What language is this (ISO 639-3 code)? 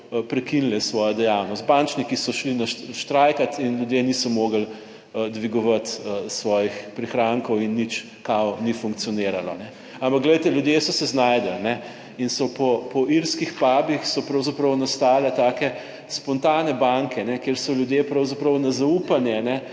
slv